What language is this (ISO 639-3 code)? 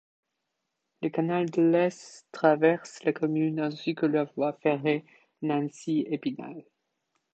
fra